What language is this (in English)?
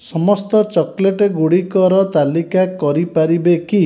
Odia